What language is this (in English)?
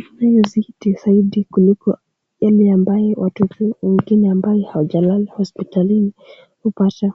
Swahili